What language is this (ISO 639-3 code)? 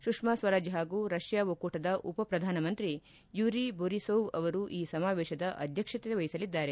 kan